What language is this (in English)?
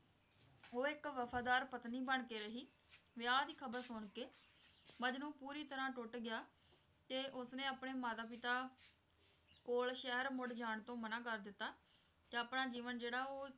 Punjabi